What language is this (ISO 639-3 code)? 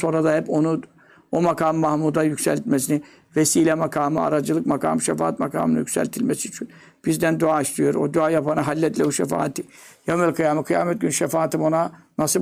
tur